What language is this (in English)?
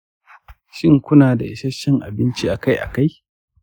Hausa